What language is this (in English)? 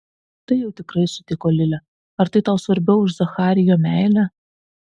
Lithuanian